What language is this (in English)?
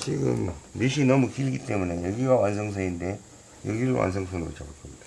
Korean